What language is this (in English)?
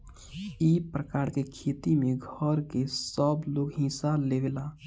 Bhojpuri